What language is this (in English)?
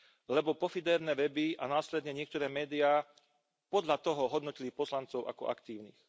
Slovak